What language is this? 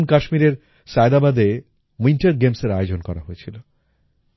Bangla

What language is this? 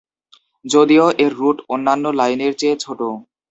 Bangla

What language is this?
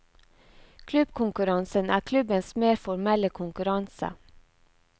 Norwegian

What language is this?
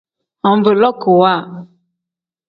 Tem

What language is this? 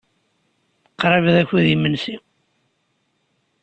Kabyle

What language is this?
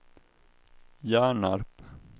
Swedish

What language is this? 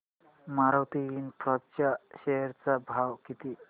Marathi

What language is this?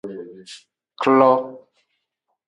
Aja (Benin)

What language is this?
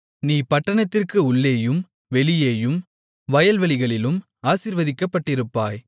Tamil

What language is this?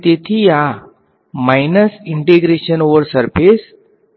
Gujarati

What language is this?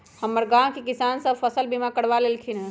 Magahi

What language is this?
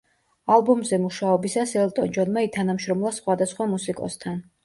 Georgian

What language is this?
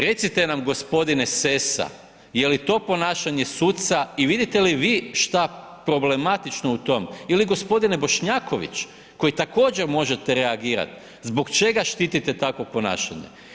Croatian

